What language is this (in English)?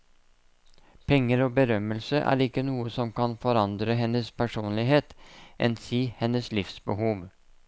Norwegian